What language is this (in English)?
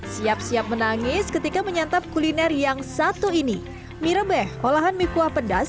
Indonesian